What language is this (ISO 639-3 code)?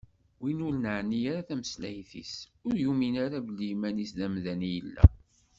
kab